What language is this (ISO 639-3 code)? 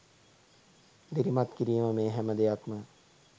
sin